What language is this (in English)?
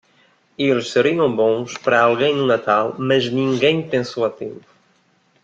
Portuguese